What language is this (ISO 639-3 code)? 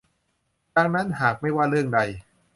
tha